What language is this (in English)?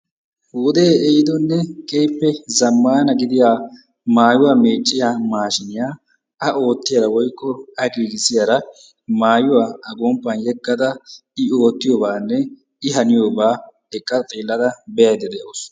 Wolaytta